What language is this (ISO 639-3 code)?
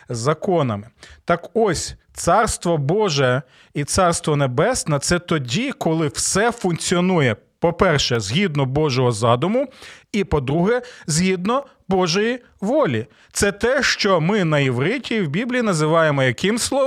ukr